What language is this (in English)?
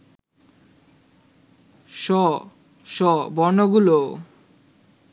Bangla